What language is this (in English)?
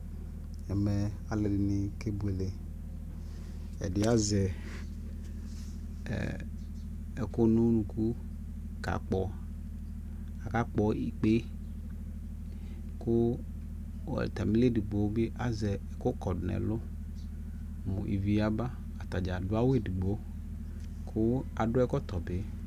Ikposo